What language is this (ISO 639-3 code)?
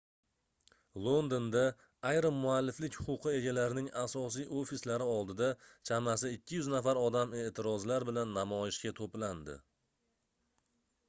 uzb